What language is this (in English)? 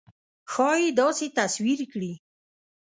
Pashto